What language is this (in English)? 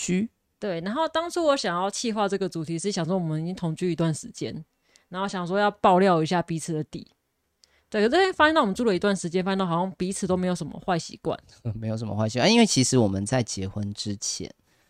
Chinese